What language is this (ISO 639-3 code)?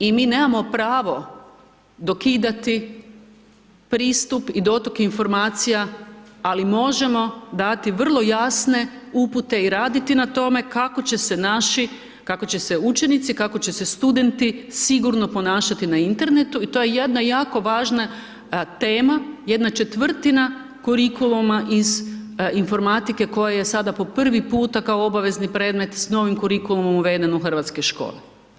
hrv